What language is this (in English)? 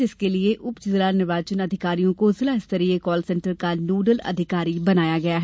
Hindi